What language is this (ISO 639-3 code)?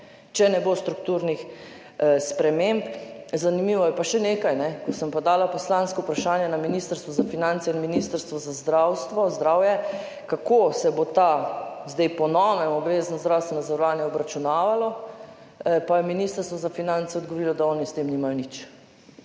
slv